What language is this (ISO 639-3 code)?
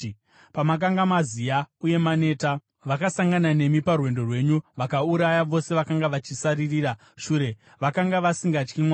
sna